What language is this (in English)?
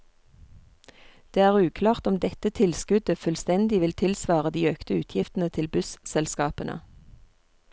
Norwegian